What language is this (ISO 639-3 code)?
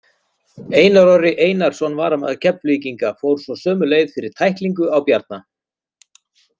isl